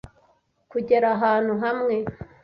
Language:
Kinyarwanda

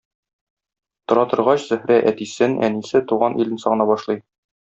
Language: Tatar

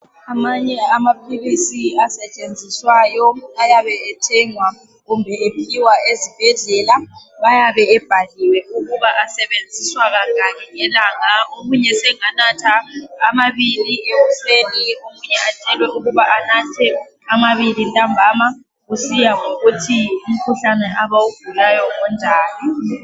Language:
North Ndebele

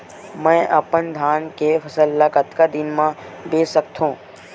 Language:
Chhattisgarhi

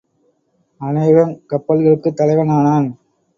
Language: Tamil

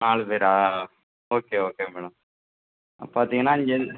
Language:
Tamil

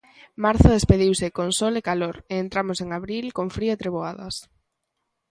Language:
Galician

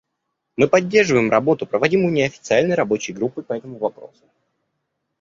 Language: Russian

